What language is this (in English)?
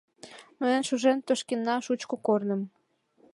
Mari